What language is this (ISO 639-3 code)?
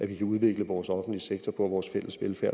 dan